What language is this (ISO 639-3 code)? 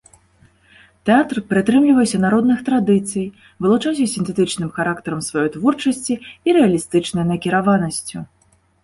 bel